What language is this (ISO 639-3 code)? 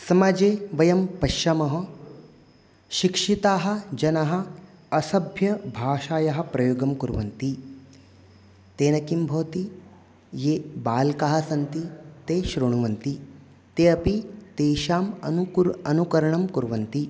san